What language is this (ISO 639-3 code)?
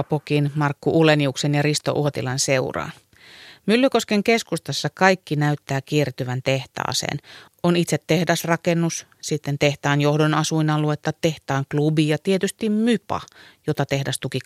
fin